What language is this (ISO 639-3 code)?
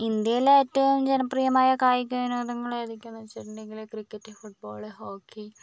mal